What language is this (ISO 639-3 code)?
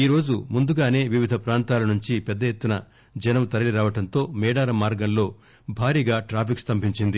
tel